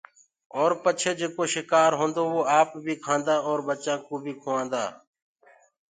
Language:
Gurgula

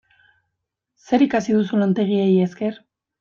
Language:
Basque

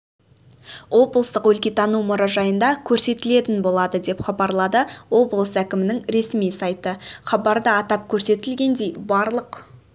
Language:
Kazakh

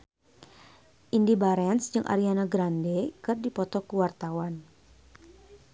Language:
Sundanese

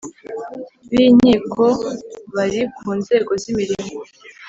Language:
Kinyarwanda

